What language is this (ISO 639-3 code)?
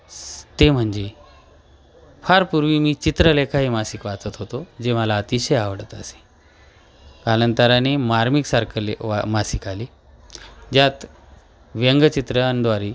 mar